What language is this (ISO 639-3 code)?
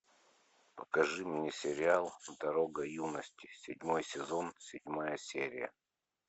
rus